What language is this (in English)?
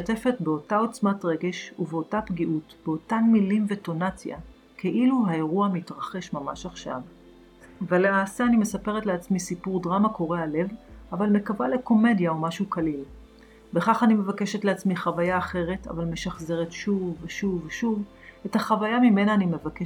Hebrew